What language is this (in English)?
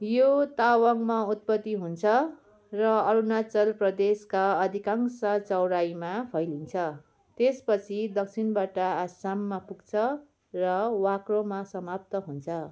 Nepali